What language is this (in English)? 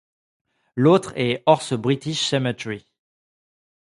French